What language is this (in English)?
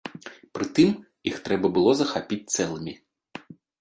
Belarusian